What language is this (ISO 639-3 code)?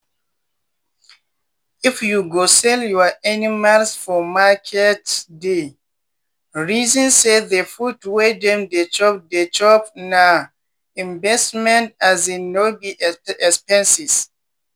pcm